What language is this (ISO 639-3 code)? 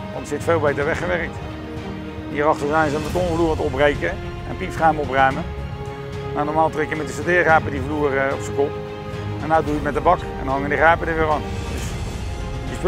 nld